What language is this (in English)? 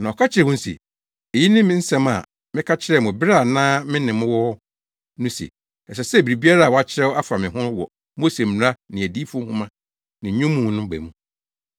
Akan